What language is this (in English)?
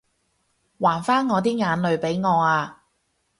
Cantonese